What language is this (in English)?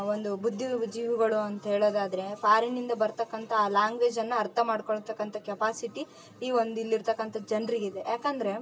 Kannada